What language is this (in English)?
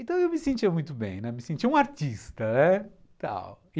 Portuguese